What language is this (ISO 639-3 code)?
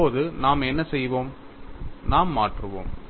tam